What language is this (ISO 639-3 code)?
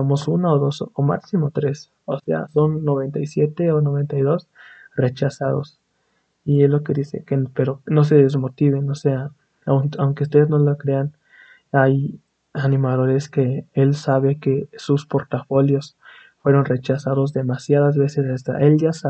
spa